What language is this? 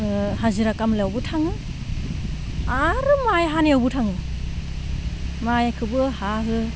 Bodo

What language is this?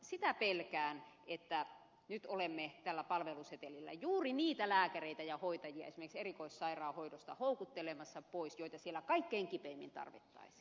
Finnish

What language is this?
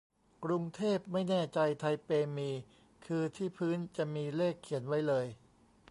Thai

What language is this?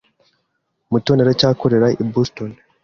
Kinyarwanda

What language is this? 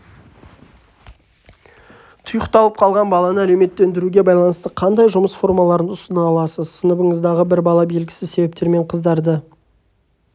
Kazakh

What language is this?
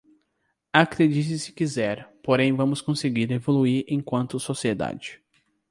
Portuguese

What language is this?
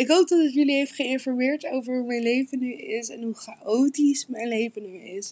Dutch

